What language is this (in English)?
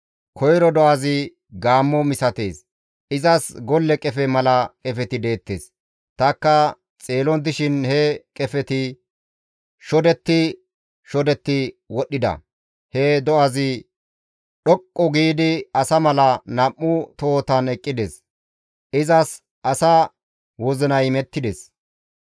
Gamo